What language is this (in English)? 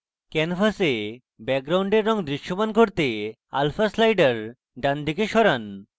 Bangla